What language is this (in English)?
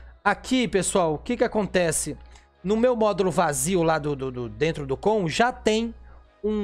Portuguese